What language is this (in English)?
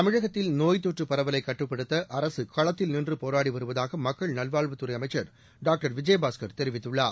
Tamil